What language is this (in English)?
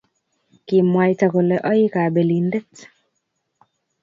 Kalenjin